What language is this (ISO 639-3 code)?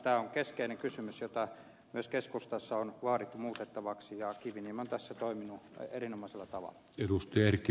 fin